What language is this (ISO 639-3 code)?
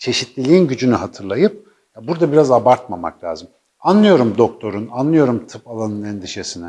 tur